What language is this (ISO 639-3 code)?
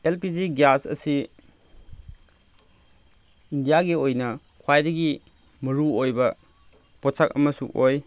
mni